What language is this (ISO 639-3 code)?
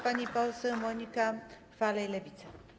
pol